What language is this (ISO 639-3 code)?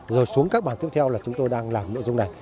vie